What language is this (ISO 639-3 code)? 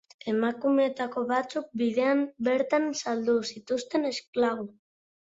eus